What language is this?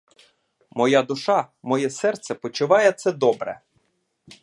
Ukrainian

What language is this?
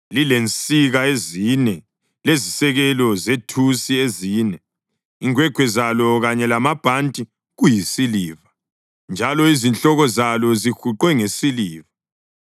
North Ndebele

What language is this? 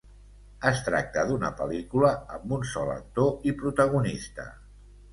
Catalan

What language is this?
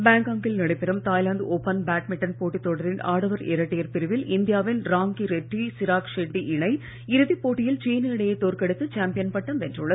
Tamil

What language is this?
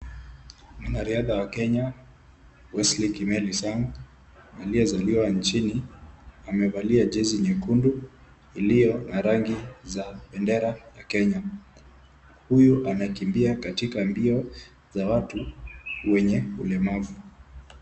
Swahili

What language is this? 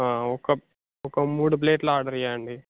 Telugu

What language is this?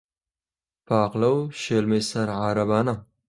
Central Kurdish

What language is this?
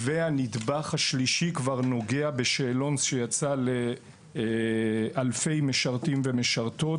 Hebrew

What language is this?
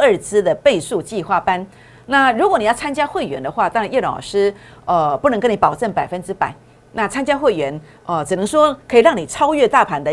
Chinese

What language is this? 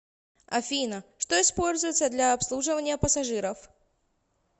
Russian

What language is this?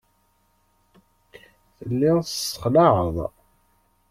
Kabyle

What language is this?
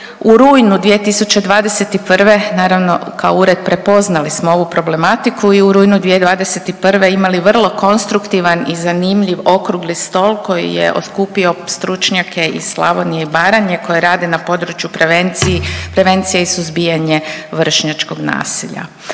Croatian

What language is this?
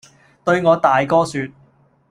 Cantonese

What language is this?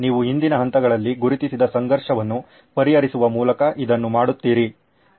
Kannada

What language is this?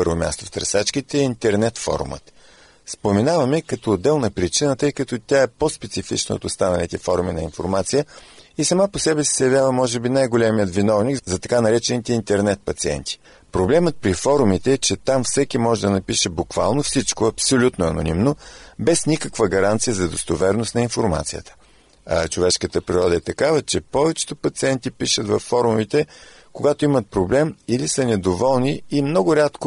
Bulgarian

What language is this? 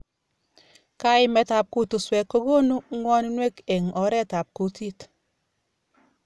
Kalenjin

